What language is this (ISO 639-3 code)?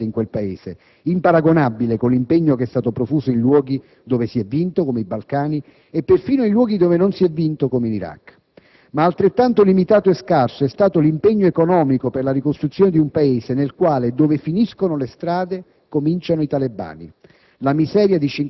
ita